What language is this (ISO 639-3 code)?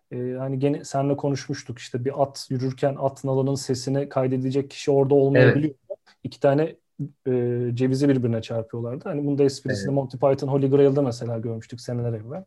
tur